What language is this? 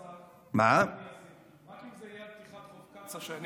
Hebrew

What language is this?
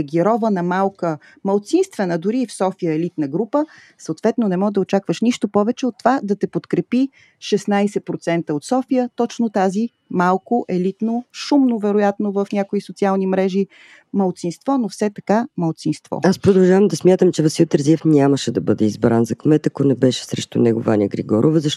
Bulgarian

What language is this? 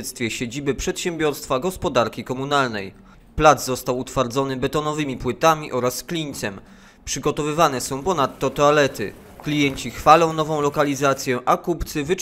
Polish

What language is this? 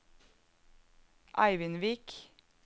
Norwegian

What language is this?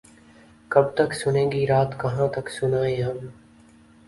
Urdu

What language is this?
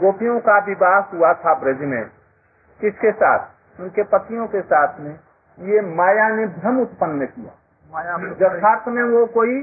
Hindi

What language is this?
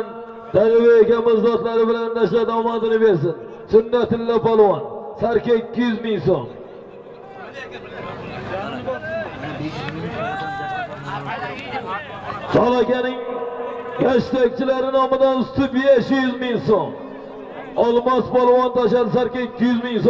Turkish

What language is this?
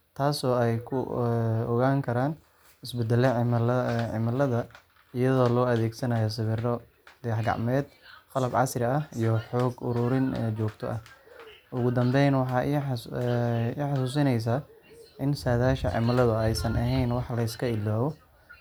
Somali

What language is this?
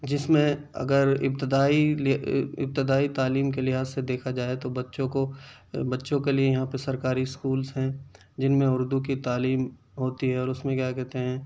Urdu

